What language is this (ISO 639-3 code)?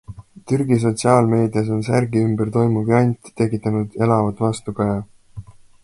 est